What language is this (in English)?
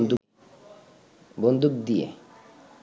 Bangla